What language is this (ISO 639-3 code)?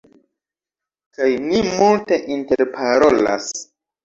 epo